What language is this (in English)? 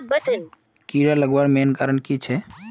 Magahi